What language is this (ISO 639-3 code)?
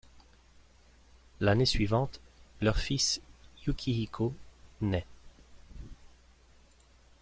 fra